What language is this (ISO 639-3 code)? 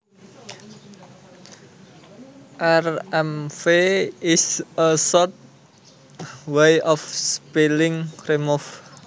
jav